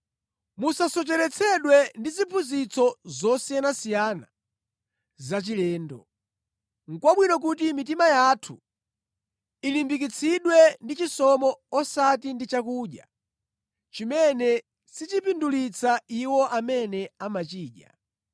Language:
Nyanja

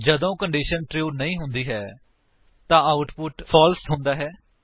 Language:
Punjabi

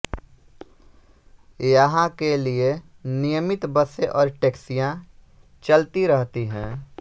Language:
Hindi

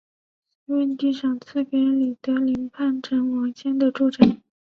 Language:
Chinese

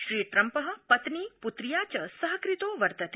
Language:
Sanskrit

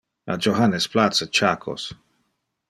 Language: Interlingua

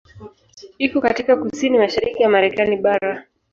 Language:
Swahili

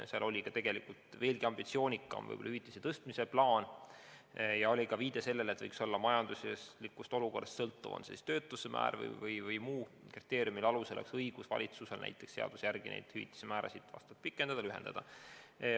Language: Estonian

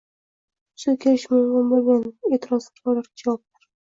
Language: Uzbek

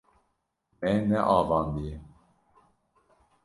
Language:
Kurdish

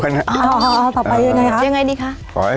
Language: Thai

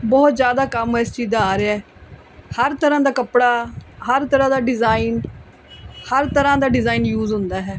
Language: Punjabi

